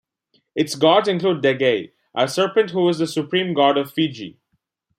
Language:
English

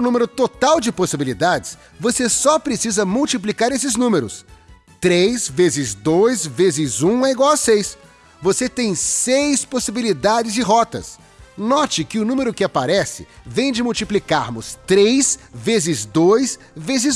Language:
Portuguese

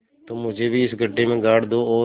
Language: Hindi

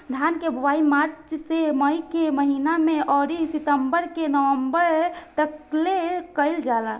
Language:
Bhojpuri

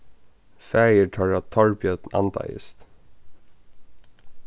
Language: Faroese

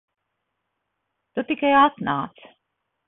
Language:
Latvian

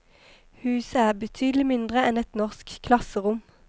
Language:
Norwegian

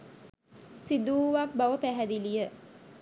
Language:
Sinhala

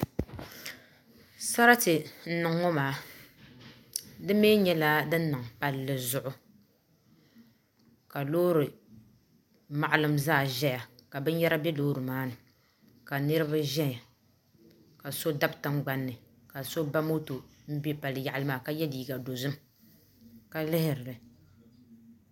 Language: Dagbani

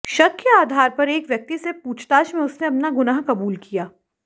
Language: Hindi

